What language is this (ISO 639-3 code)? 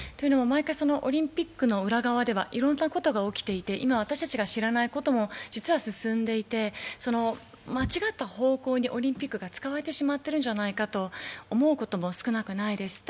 jpn